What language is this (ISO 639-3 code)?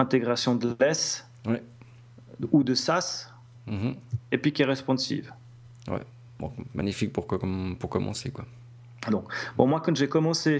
fra